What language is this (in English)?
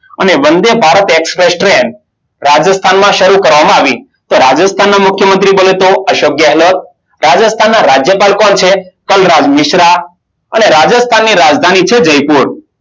Gujarati